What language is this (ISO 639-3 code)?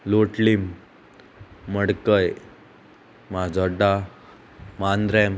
kok